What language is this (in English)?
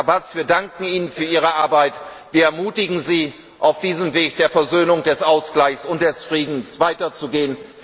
German